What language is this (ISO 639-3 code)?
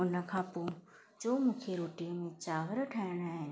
snd